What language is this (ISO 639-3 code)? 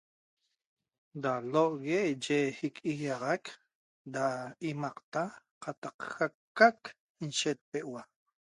tob